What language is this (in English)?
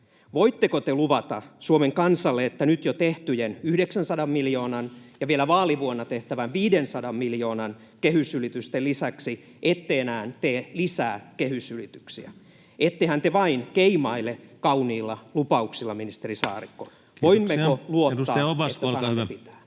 Finnish